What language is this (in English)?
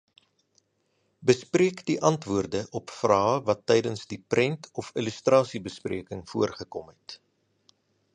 Afrikaans